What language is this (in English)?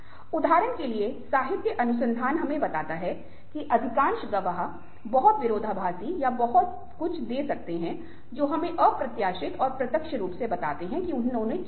Hindi